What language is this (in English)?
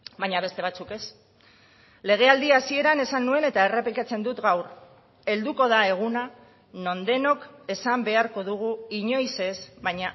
Basque